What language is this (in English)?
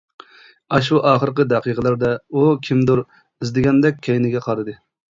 Uyghur